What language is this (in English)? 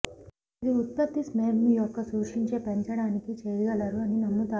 Telugu